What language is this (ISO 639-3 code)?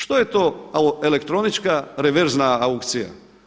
hrv